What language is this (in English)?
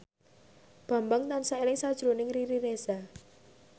Javanese